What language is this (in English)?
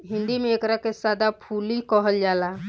Bhojpuri